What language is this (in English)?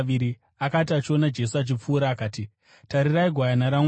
Shona